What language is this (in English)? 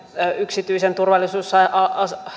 Finnish